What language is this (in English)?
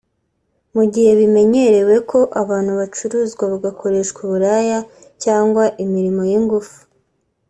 Kinyarwanda